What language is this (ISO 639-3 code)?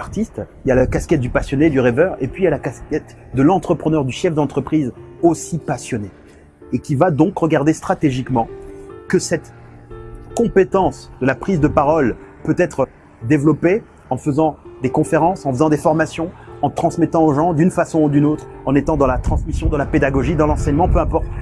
fra